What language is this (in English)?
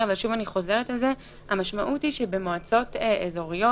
Hebrew